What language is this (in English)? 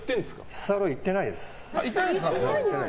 Japanese